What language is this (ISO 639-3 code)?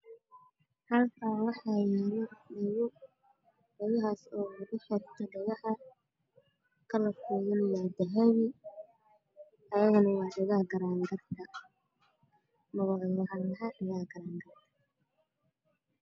som